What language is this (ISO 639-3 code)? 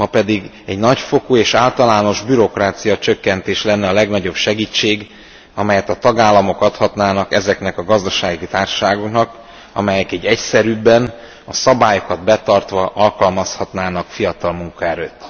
hun